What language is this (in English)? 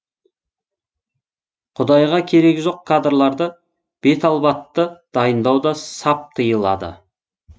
Kazakh